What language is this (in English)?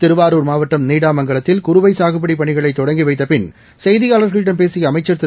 Tamil